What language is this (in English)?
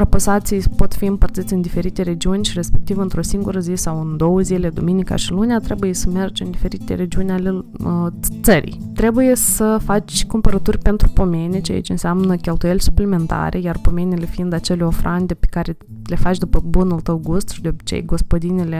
Romanian